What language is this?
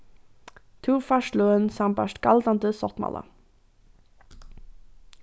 Faroese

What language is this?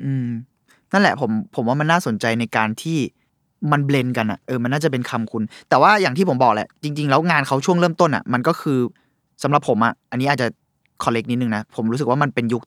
Thai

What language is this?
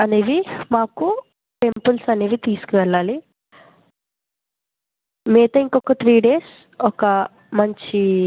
Telugu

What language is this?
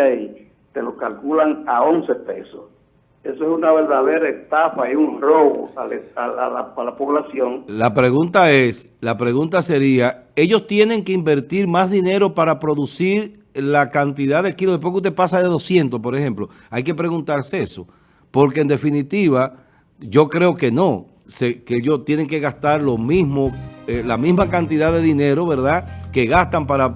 Spanish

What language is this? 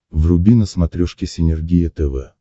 Russian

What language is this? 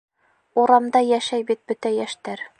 Bashkir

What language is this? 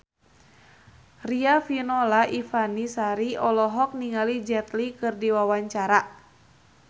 Sundanese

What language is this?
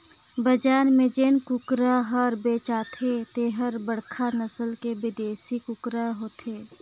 Chhattisgarhi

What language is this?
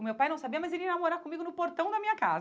Portuguese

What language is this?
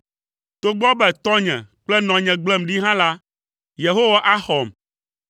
Ewe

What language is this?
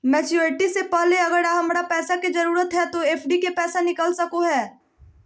Magahi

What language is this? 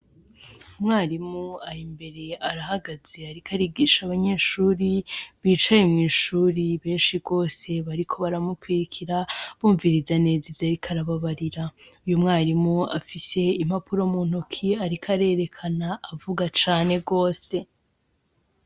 Rundi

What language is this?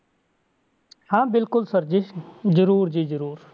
Punjabi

